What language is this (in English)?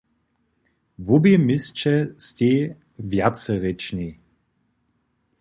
Upper Sorbian